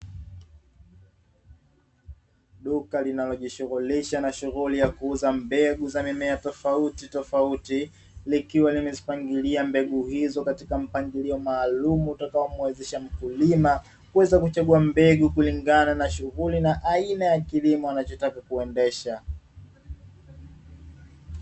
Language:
Swahili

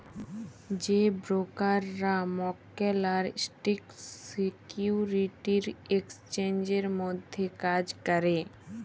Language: Bangla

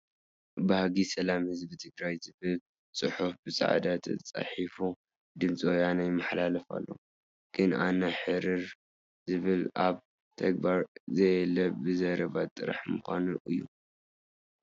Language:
Tigrinya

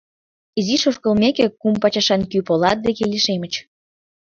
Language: Mari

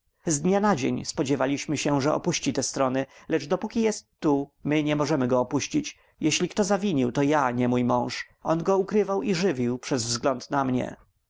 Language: Polish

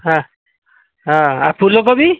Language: Odia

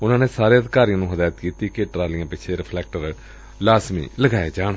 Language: Punjabi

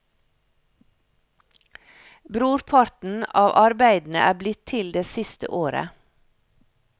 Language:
Norwegian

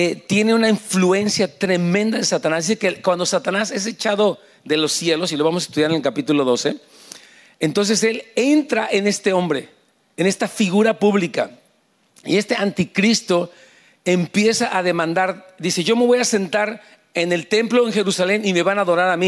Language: Spanish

